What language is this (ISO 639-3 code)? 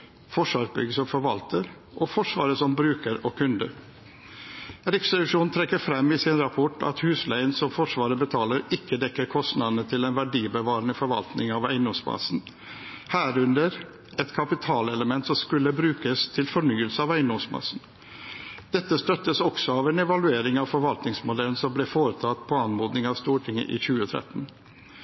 nob